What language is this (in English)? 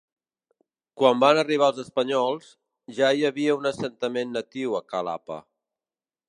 Catalan